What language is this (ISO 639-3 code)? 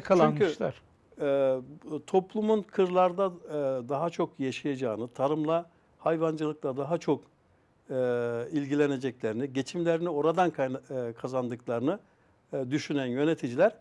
tur